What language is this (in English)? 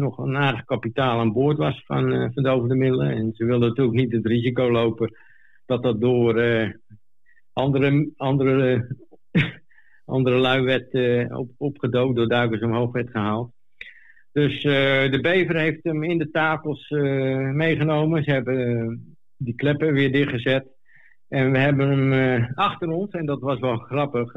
Dutch